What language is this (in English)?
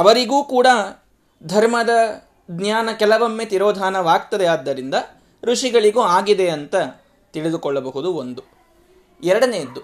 Kannada